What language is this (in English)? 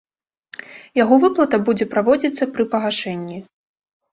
Belarusian